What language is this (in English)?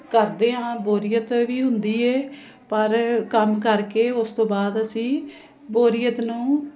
Punjabi